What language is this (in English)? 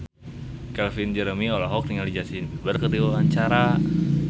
Sundanese